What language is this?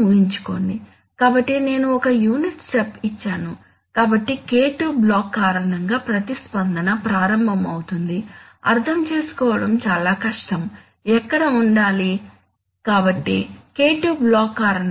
Telugu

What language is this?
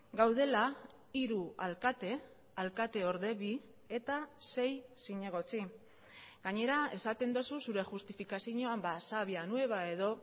Basque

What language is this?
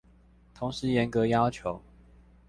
Chinese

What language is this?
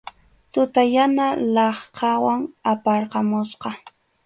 Arequipa-La Unión Quechua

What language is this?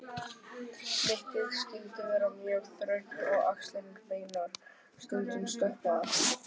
Icelandic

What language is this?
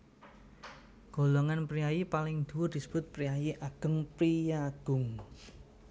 Javanese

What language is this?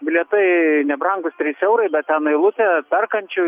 Lithuanian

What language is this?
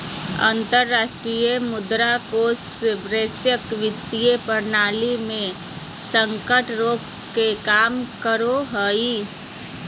Magahi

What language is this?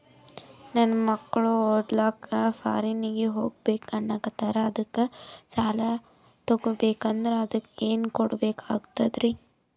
Kannada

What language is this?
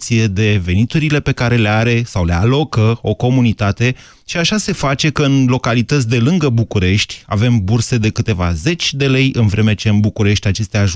Romanian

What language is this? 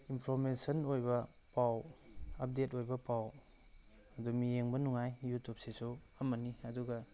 Manipuri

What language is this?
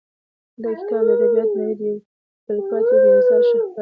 Pashto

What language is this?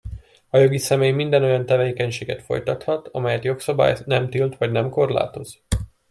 Hungarian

